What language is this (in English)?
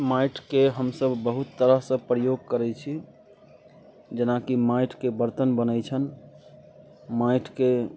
Maithili